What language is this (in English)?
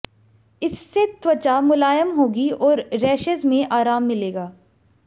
Hindi